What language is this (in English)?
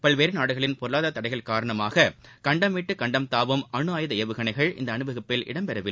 Tamil